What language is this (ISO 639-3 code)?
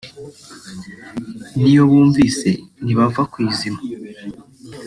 kin